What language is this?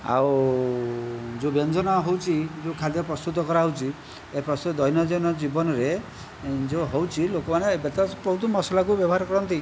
Odia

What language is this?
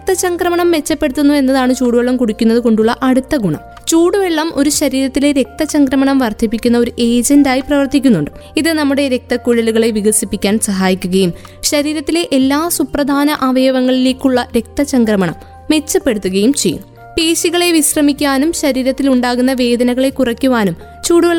Malayalam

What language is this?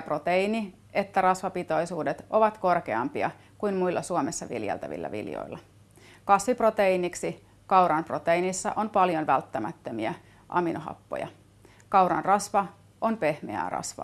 Finnish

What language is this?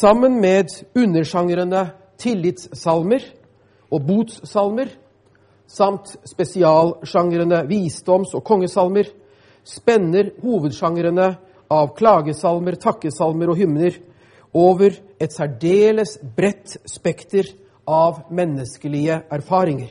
Danish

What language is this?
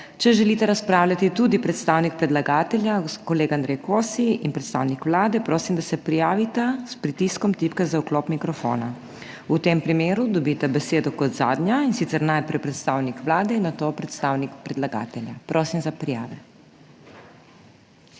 Slovenian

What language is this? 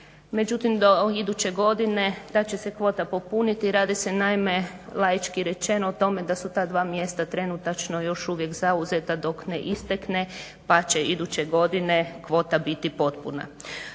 Croatian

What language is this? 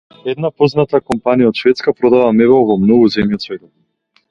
Macedonian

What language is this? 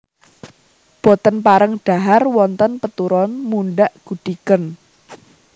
Javanese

